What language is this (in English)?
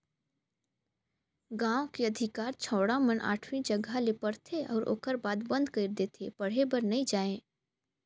Chhattisgarhi